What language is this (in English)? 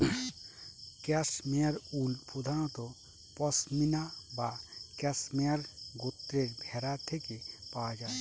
Bangla